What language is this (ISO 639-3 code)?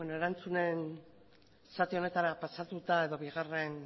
eus